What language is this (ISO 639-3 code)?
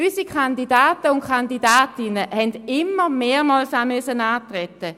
gsw